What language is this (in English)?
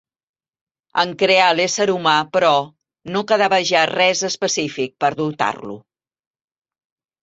Catalan